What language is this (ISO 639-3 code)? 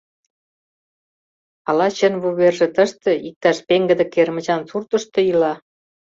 chm